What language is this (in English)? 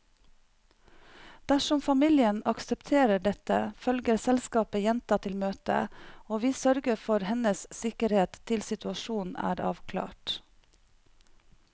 Norwegian